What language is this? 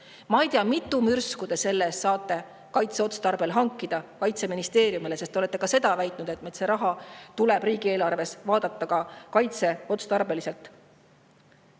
Estonian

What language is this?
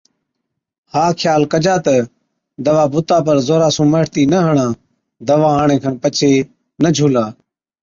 Od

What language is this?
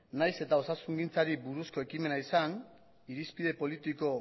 Basque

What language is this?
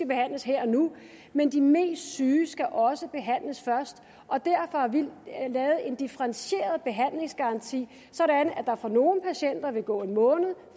Danish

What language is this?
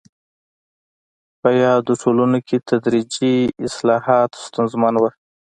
Pashto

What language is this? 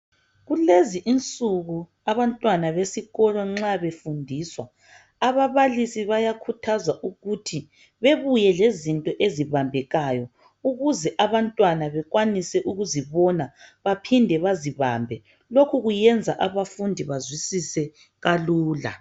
North Ndebele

